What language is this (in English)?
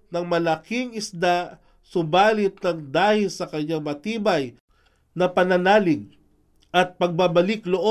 Filipino